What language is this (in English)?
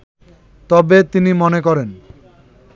Bangla